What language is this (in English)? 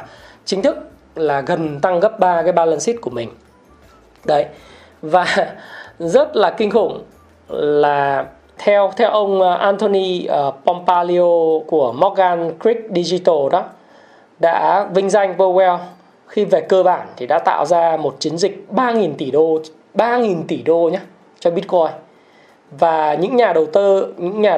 Vietnamese